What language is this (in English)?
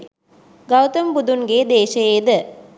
Sinhala